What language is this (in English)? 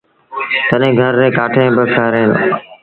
Sindhi Bhil